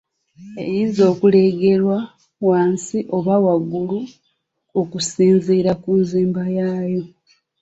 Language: Ganda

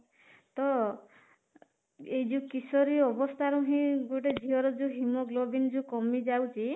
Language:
Odia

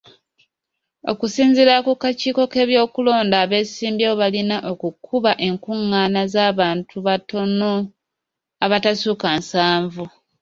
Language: Ganda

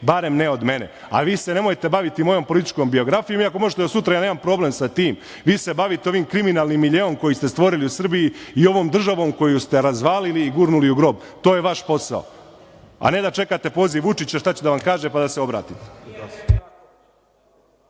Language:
Serbian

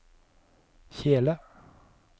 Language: Norwegian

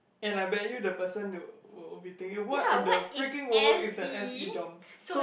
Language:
English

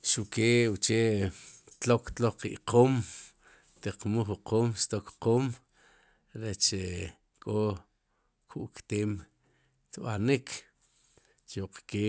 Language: Sipacapense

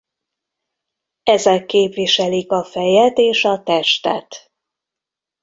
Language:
Hungarian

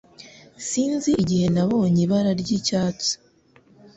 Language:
Kinyarwanda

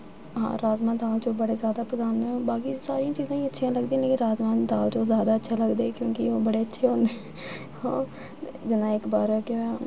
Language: Dogri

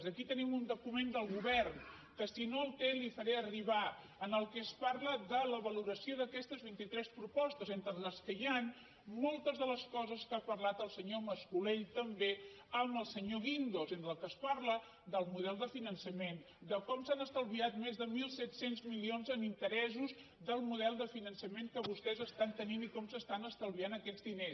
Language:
Catalan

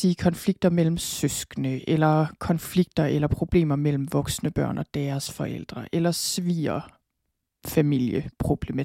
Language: Danish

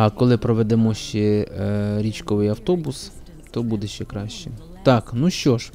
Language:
Ukrainian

